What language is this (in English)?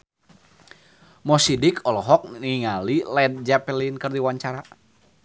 Sundanese